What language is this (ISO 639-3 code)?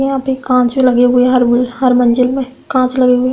hin